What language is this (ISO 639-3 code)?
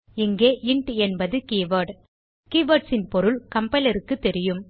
tam